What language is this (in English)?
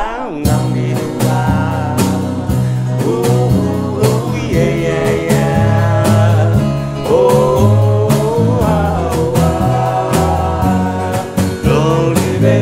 Latvian